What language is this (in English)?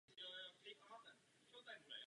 Czech